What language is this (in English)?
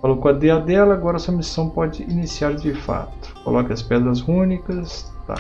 Portuguese